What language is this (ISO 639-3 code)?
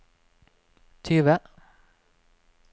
nor